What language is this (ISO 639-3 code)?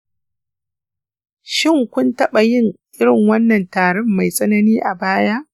hau